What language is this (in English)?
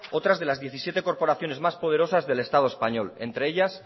Spanish